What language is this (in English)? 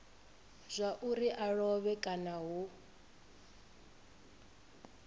Venda